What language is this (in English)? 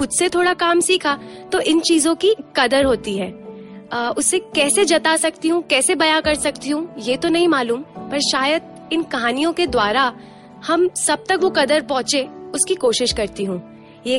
Hindi